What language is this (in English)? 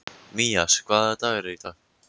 Icelandic